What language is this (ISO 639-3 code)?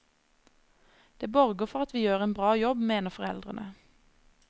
nor